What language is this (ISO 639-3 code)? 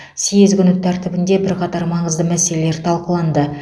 kaz